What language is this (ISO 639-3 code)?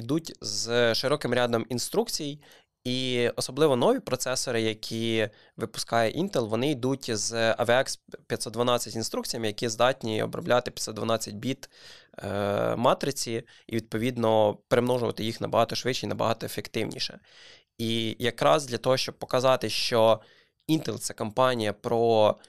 ukr